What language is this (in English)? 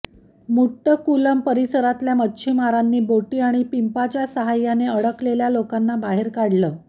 Marathi